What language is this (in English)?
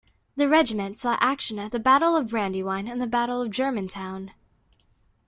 English